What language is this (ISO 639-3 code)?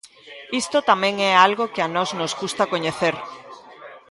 glg